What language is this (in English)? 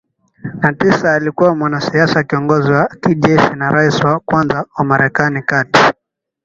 Swahili